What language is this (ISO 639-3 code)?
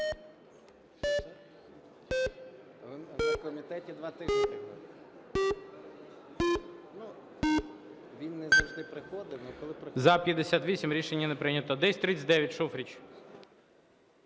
ukr